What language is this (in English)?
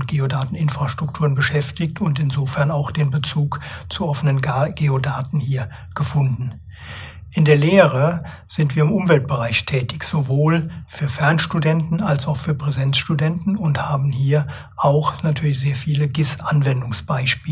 German